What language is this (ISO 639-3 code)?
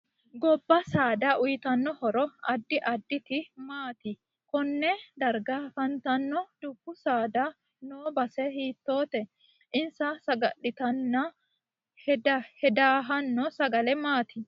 sid